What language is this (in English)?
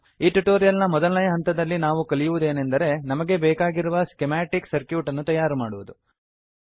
Kannada